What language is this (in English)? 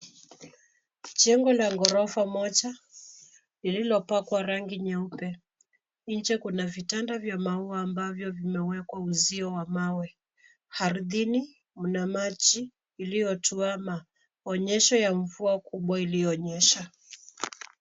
Swahili